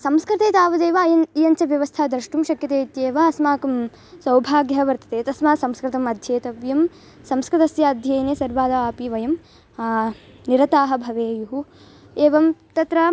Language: Sanskrit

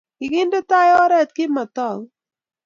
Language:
Kalenjin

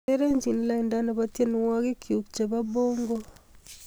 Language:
Kalenjin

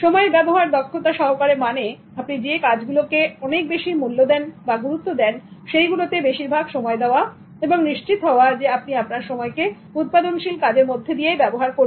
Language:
Bangla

